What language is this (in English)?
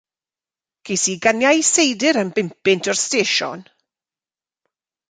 Welsh